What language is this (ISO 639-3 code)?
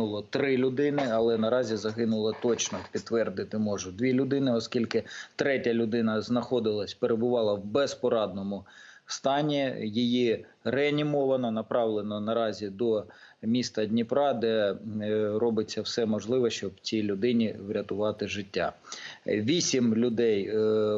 ukr